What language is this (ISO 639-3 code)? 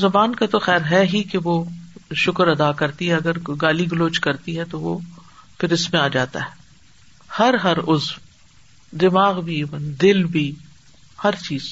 urd